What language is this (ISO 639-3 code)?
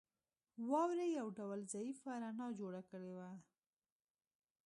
pus